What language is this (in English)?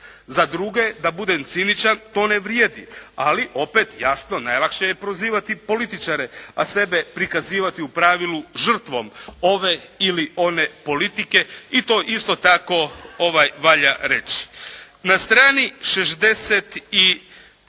Croatian